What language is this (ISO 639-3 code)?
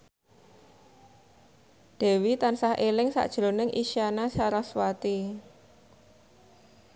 jav